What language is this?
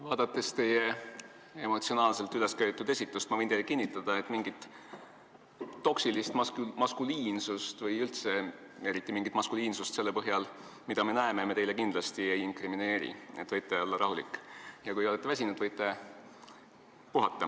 Estonian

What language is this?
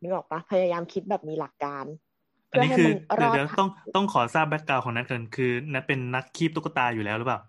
Thai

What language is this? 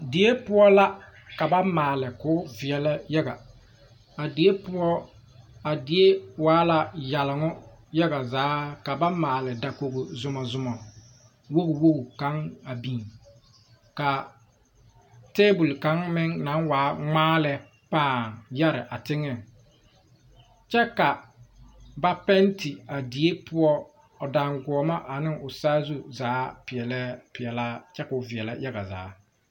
Southern Dagaare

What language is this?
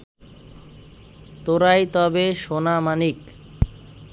Bangla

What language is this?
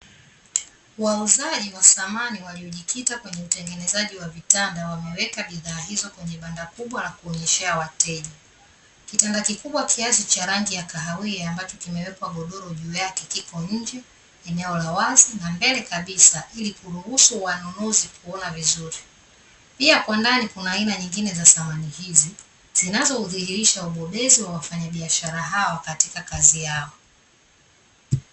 Swahili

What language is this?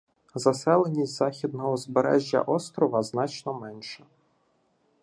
Ukrainian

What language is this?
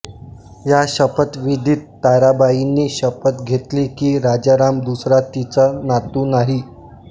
Marathi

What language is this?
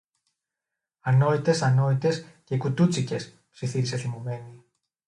Greek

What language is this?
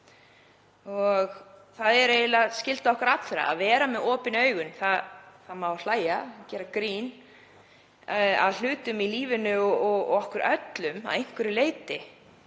Icelandic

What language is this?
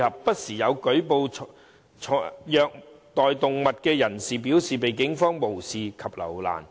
Cantonese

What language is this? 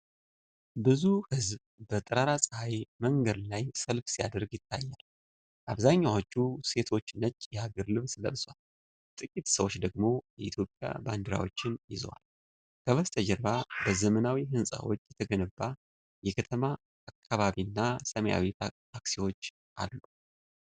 Amharic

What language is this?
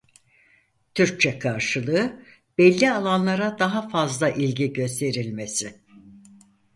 Turkish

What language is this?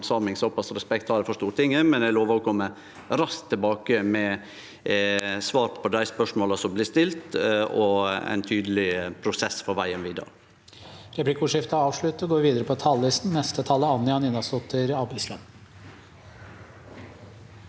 Norwegian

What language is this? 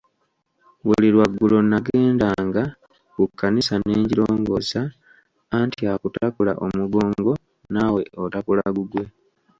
Ganda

